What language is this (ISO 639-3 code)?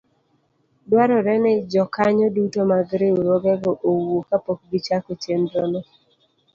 luo